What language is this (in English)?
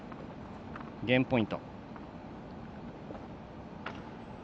Japanese